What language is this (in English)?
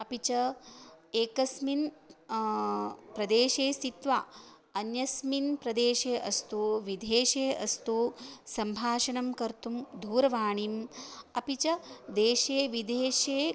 Sanskrit